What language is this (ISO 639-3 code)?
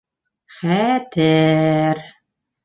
bak